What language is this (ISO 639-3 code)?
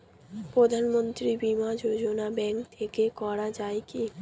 ben